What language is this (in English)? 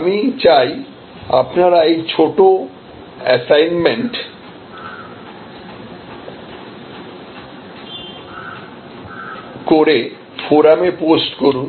Bangla